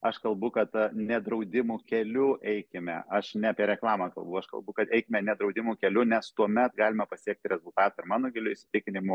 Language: Lithuanian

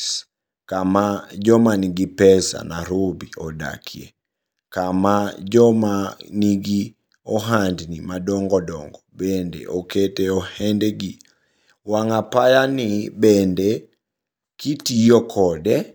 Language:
Luo (Kenya and Tanzania)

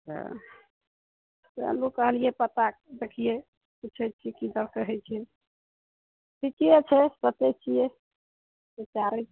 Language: Maithili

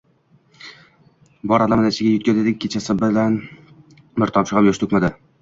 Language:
Uzbek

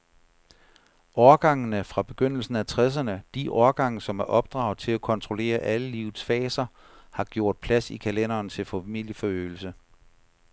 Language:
Danish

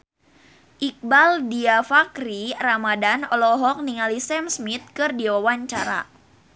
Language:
Sundanese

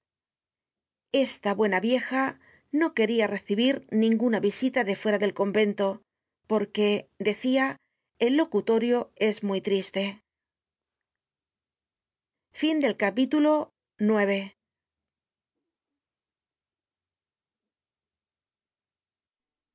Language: Spanish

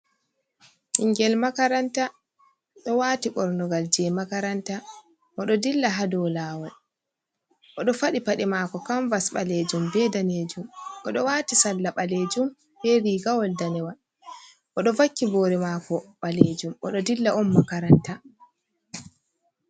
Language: Fula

